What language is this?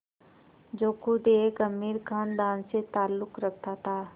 Hindi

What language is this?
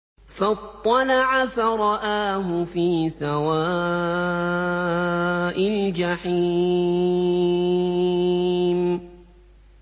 Arabic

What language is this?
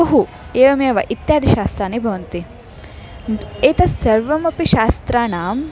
Sanskrit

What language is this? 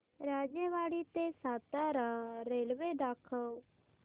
Marathi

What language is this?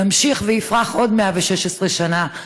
Hebrew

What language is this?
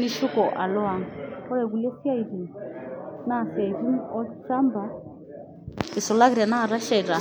Masai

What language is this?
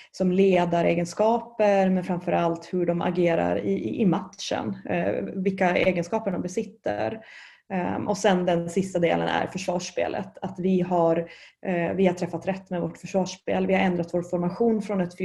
Swedish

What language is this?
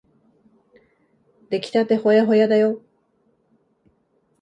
Japanese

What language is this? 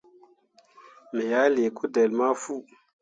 Mundang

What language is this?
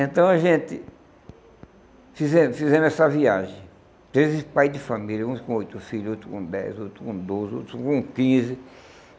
Portuguese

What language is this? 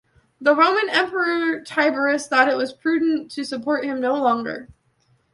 English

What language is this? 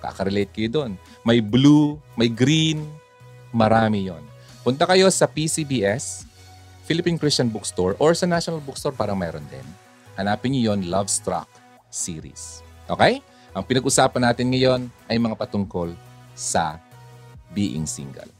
Filipino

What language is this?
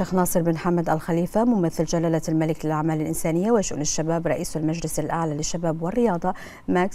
Arabic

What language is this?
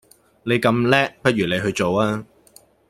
Cantonese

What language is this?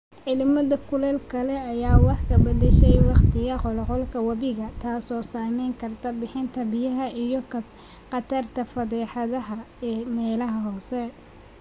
Somali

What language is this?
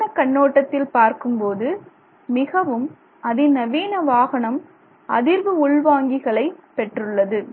Tamil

